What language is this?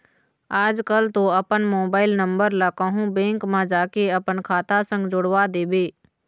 Chhattisgarhi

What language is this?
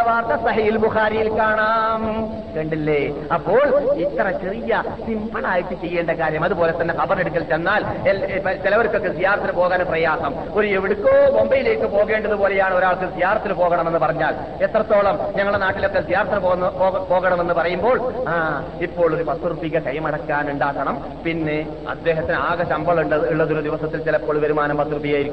Malayalam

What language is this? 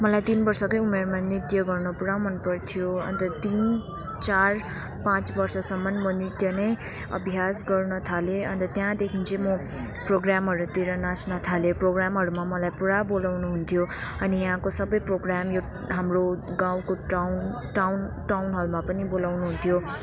Nepali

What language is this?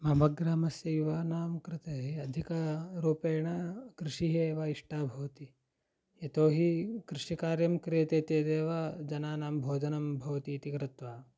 Sanskrit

